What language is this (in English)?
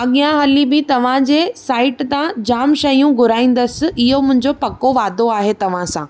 Sindhi